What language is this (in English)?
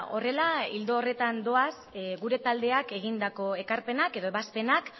Basque